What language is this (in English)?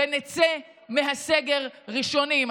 Hebrew